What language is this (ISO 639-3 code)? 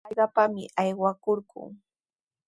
qws